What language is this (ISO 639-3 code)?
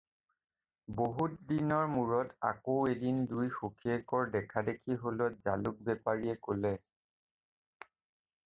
asm